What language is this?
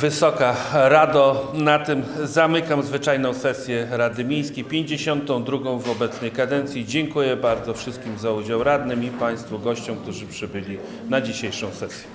Polish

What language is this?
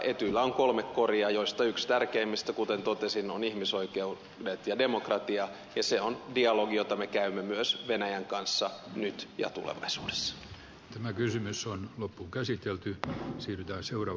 Finnish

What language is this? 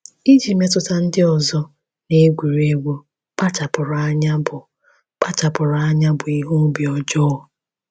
Igbo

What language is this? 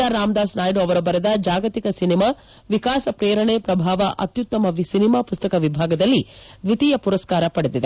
Kannada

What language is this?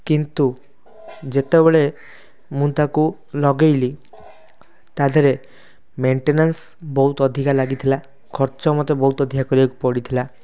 Odia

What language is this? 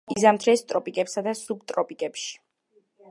Georgian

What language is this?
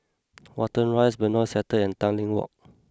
English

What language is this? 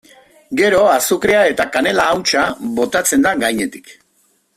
Basque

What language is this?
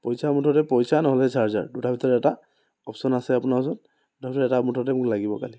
Assamese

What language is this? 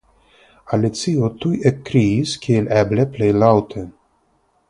Esperanto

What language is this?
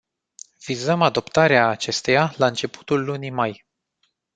Romanian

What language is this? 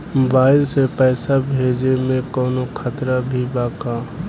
Bhojpuri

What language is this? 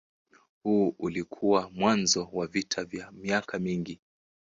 Swahili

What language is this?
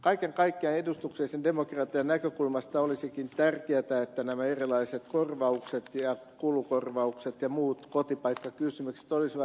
Finnish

